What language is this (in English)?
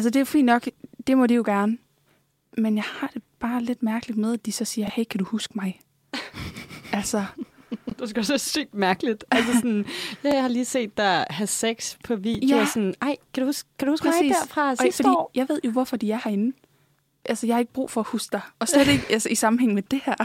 Danish